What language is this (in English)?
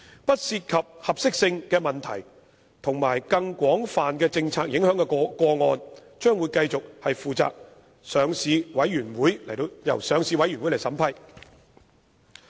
Cantonese